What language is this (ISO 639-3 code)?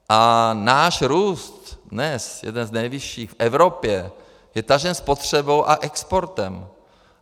ces